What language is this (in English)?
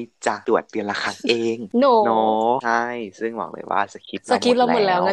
Thai